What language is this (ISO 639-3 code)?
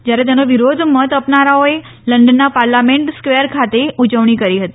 guj